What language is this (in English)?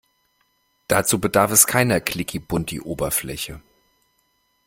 German